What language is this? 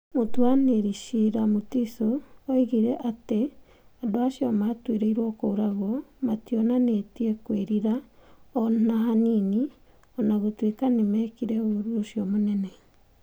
Kikuyu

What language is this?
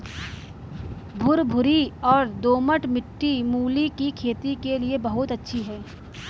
Hindi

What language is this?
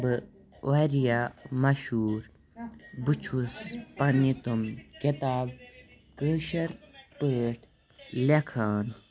Kashmiri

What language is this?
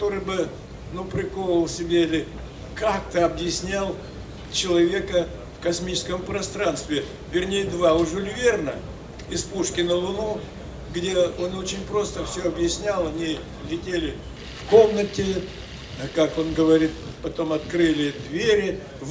Russian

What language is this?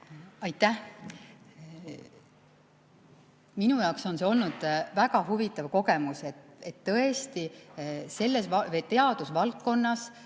Estonian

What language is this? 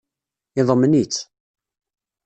Kabyle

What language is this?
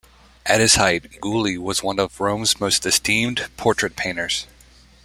English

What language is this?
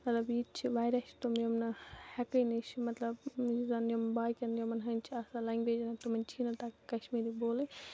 Kashmiri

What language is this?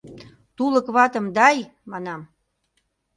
Mari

